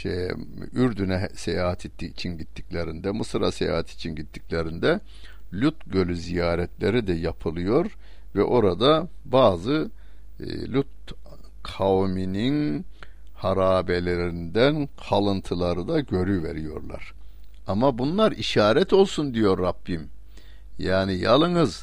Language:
Turkish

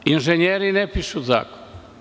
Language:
Serbian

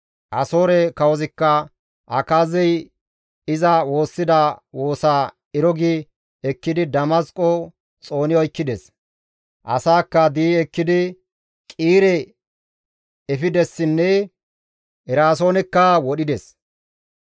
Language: Gamo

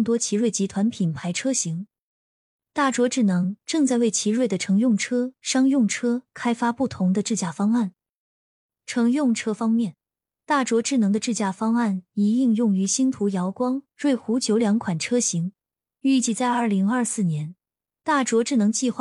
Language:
Chinese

